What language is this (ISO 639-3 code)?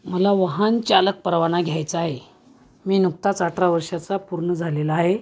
mar